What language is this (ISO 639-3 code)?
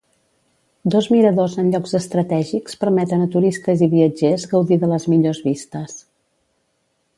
cat